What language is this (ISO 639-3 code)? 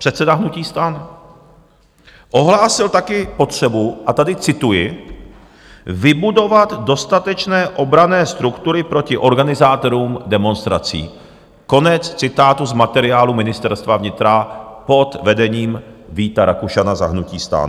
ces